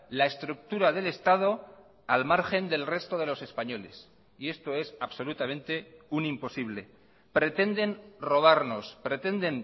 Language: Spanish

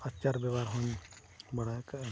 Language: Santali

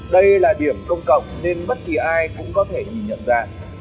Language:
Vietnamese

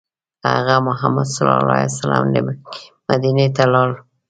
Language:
Pashto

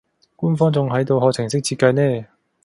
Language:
Cantonese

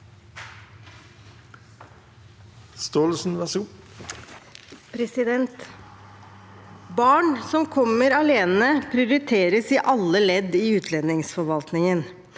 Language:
Norwegian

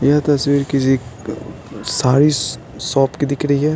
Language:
Hindi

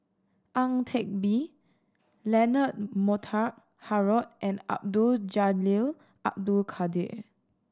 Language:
English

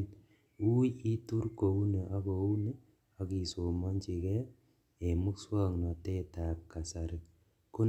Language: Kalenjin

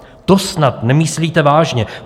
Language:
Czech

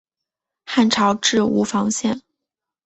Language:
Chinese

